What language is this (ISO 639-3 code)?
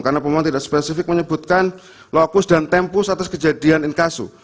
ind